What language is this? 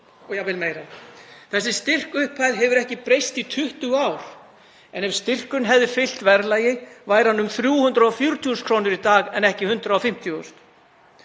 Icelandic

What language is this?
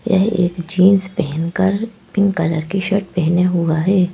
Hindi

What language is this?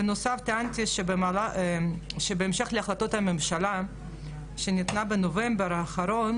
Hebrew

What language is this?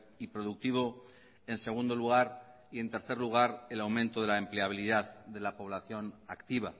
Spanish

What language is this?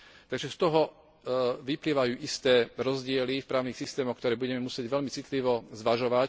Slovak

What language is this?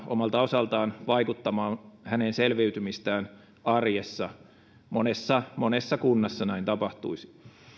Finnish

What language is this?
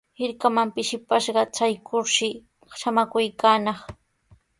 Sihuas Ancash Quechua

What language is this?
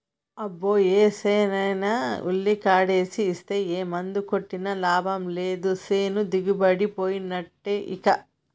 Telugu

